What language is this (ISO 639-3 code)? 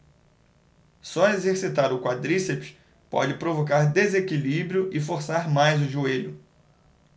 por